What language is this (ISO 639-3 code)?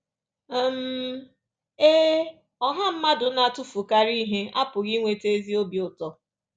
ibo